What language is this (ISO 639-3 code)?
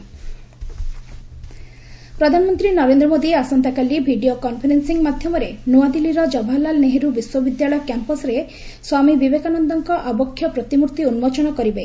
ori